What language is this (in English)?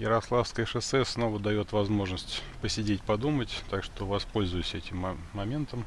Russian